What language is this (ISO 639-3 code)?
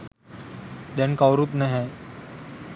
sin